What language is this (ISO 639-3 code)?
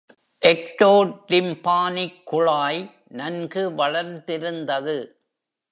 tam